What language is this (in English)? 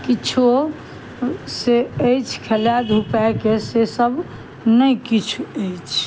Maithili